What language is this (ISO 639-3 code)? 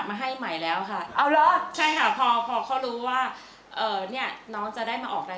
tha